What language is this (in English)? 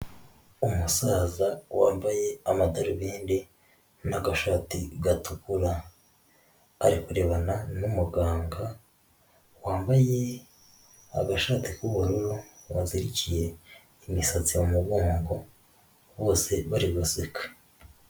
Kinyarwanda